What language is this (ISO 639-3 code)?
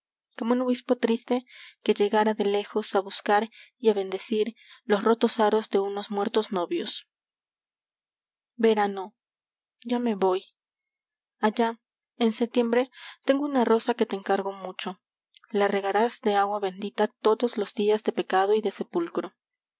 spa